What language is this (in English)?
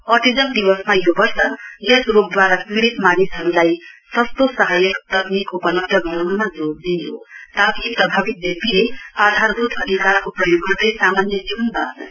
Nepali